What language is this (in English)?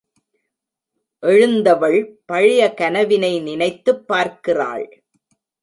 Tamil